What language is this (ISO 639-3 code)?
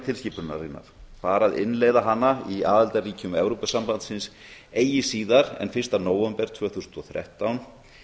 isl